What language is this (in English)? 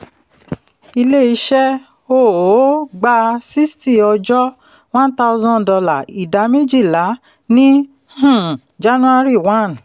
Yoruba